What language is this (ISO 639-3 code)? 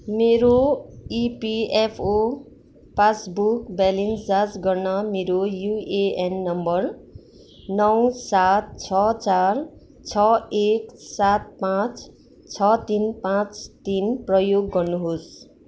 nep